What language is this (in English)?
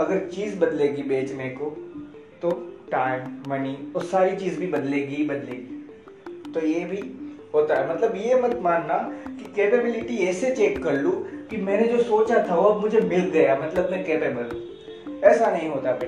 Hindi